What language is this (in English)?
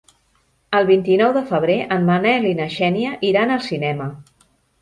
Catalan